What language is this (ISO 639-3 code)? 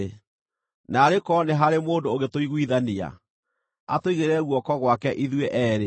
kik